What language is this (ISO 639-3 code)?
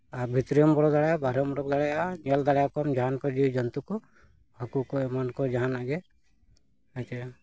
sat